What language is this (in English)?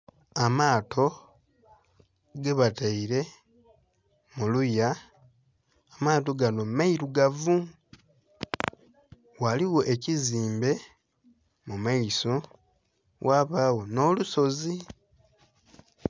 Soga